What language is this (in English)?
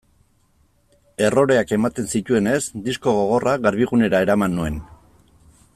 Basque